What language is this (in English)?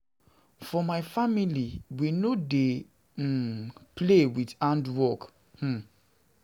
Nigerian Pidgin